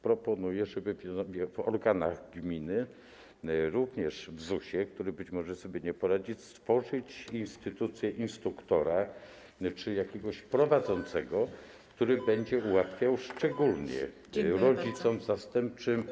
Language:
Polish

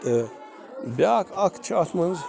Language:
Kashmiri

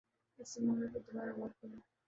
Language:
Urdu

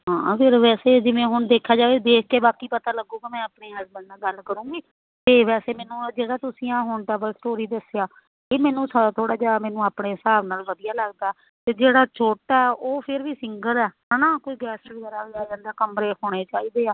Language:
Punjabi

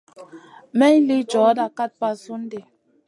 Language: Masana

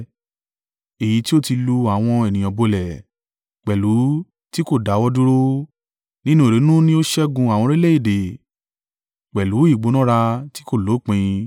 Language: Yoruba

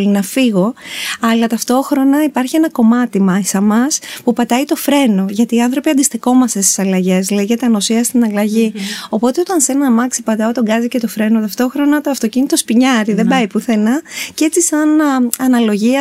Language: Greek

